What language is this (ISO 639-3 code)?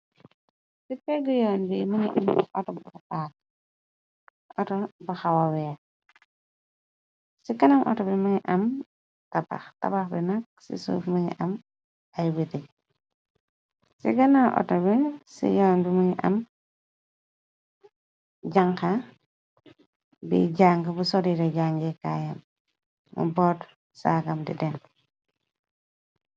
wol